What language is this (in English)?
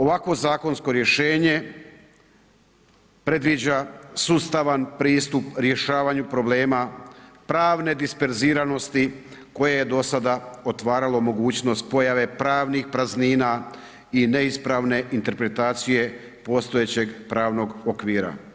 Croatian